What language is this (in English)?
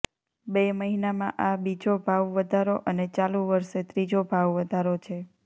Gujarati